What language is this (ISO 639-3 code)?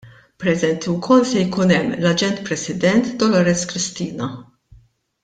mlt